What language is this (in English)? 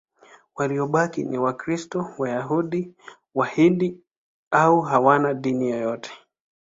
Swahili